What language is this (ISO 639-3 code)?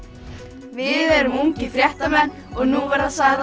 isl